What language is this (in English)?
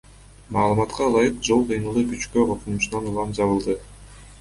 Kyrgyz